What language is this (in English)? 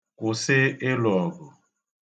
Igbo